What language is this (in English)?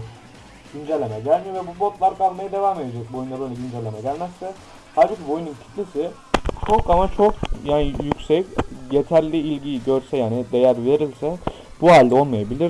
Turkish